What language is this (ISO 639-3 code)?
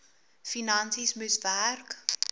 afr